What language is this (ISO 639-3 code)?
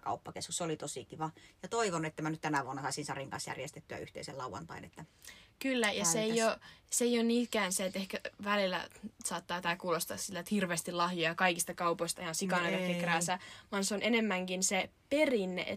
fin